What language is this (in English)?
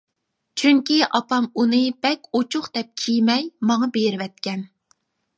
Uyghur